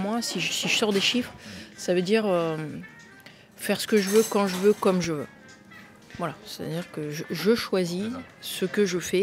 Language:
French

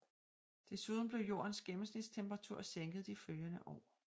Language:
Danish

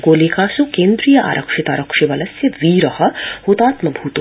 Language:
Sanskrit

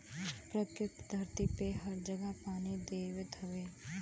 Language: Bhojpuri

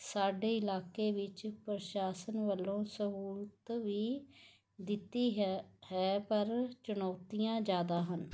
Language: Punjabi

